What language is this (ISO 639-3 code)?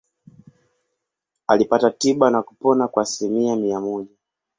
swa